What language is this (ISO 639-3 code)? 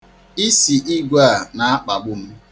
ibo